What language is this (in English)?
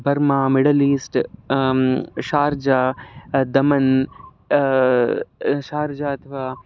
Sanskrit